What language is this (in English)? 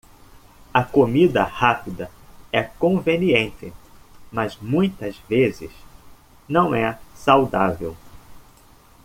Portuguese